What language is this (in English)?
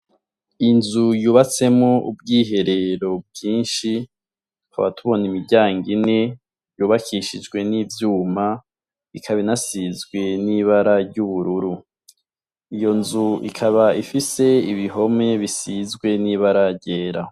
Rundi